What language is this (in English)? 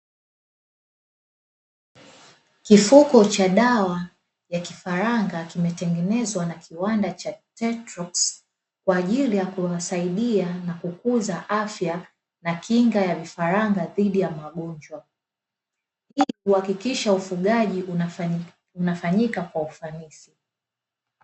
Swahili